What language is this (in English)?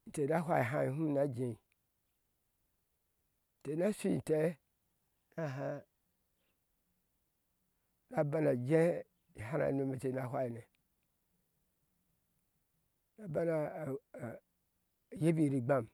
Ashe